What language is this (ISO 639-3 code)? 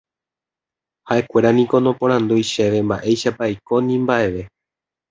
grn